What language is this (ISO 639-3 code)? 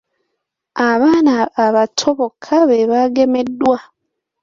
lug